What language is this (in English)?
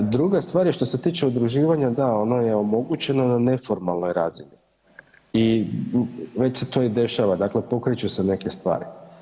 Croatian